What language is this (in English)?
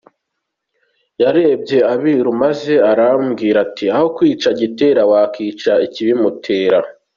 Kinyarwanda